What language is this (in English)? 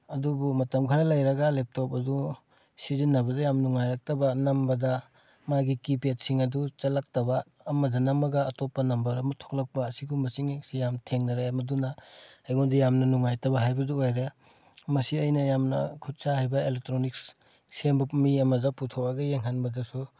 Manipuri